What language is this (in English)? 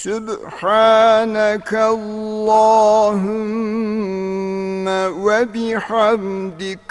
Turkish